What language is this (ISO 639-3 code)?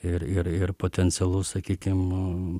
lit